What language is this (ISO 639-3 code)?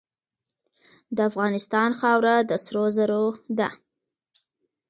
pus